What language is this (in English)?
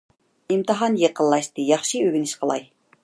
Uyghur